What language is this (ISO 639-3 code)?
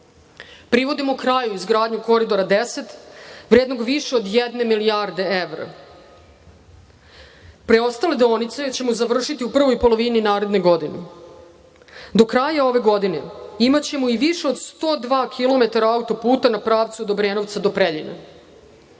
srp